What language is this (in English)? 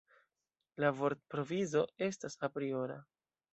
Esperanto